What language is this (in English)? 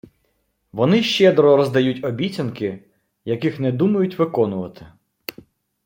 Ukrainian